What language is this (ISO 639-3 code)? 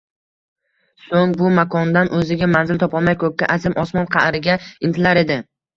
uzb